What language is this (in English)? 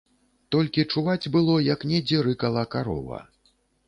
Belarusian